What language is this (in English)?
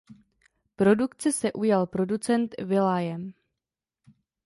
Czech